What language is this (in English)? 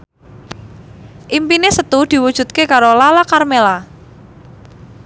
Javanese